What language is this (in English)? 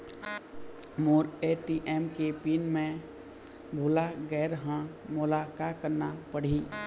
Chhattisgarhi